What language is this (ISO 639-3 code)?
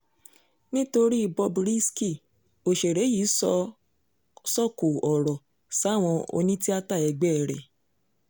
yor